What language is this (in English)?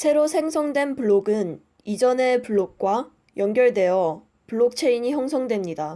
Korean